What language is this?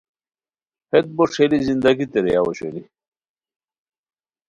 Khowar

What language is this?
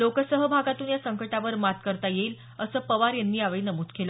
Marathi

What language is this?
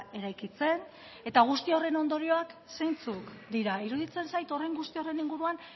Basque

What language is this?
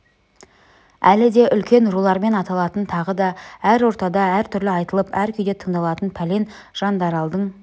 Kazakh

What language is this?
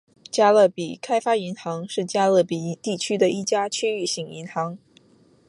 Chinese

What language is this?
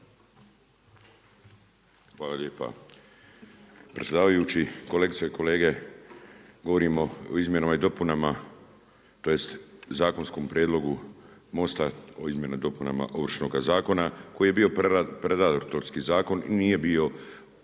Croatian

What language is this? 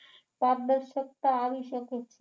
Gujarati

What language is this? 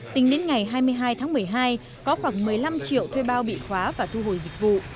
Vietnamese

